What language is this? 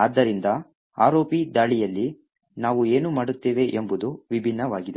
Kannada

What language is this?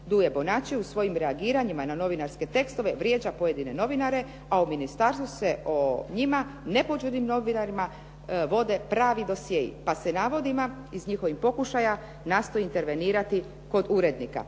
Croatian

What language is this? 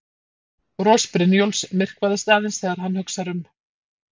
Icelandic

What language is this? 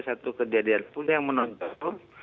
Indonesian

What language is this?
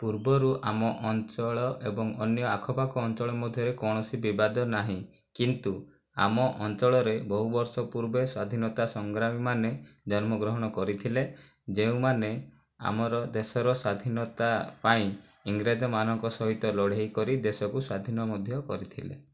Odia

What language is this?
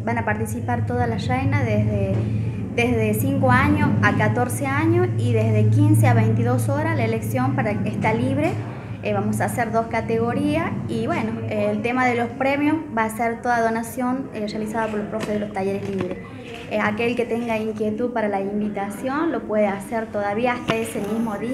Spanish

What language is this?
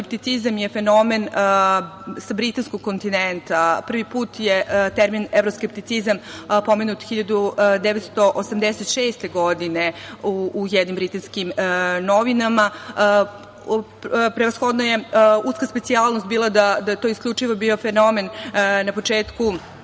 Serbian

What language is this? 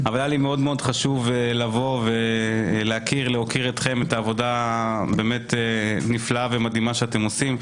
Hebrew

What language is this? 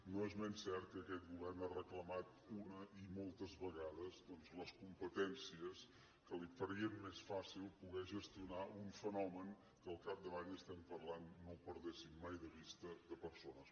Catalan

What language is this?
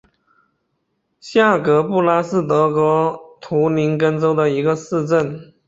Chinese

